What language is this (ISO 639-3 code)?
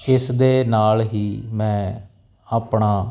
pan